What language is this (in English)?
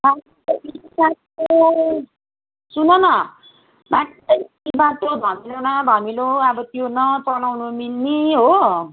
Nepali